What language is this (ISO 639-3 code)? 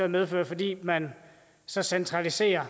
dan